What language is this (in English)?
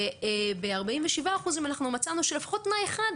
Hebrew